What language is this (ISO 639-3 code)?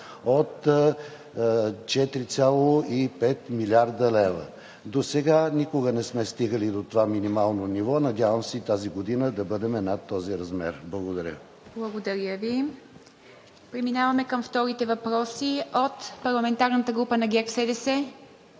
bul